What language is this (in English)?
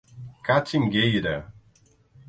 Portuguese